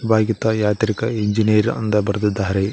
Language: Kannada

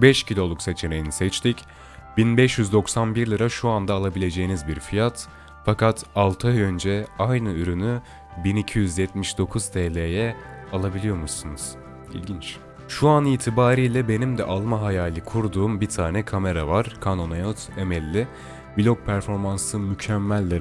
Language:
Turkish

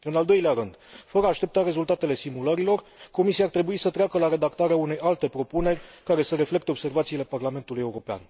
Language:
Romanian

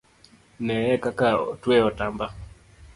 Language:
Luo (Kenya and Tanzania)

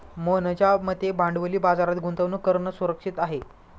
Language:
Marathi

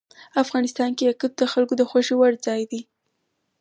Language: Pashto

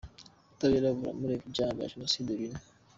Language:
Kinyarwanda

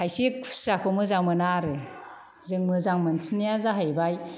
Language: Bodo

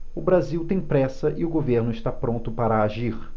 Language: Portuguese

